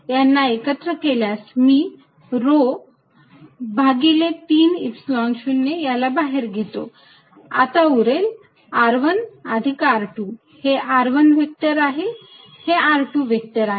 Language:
Marathi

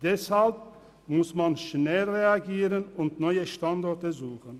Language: Swiss German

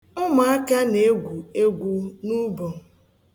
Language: Igbo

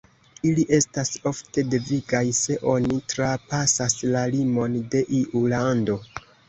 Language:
Esperanto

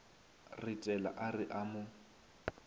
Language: Northern Sotho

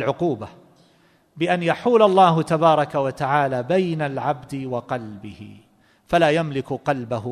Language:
Arabic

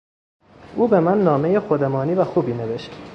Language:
Persian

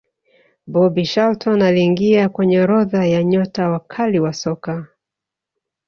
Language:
Swahili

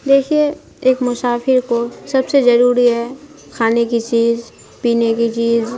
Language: Urdu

